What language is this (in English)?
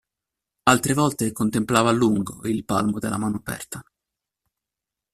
Italian